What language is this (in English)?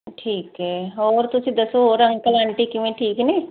Punjabi